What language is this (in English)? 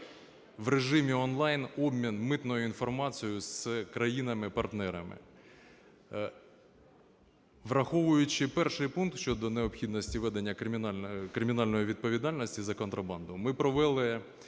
Ukrainian